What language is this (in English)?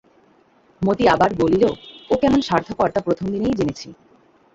Bangla